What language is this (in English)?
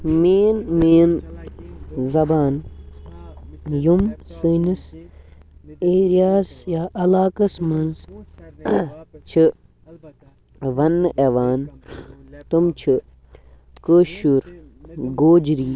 Kashmiri